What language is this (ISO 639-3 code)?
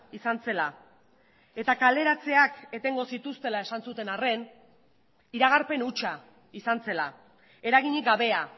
eus